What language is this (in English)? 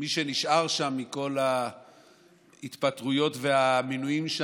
Hebrew